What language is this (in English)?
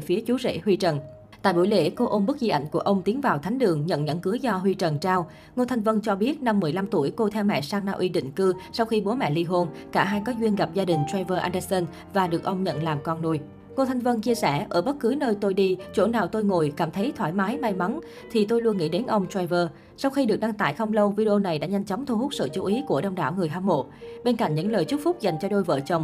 Vietnamese